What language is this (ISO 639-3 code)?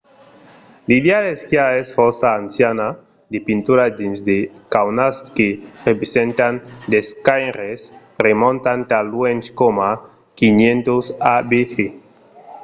oci